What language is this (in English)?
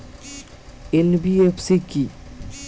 Bangla